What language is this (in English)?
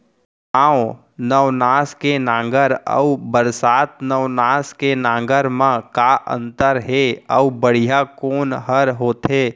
Chhattisgarhi